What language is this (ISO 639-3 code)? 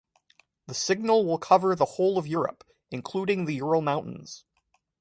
eng